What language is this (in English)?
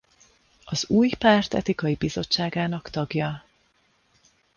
Hungarian